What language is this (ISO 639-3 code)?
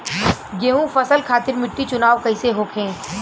bho